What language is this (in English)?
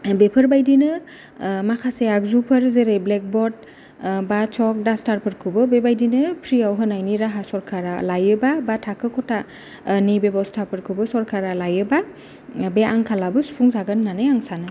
Bodo